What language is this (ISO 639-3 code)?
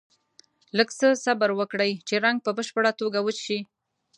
pus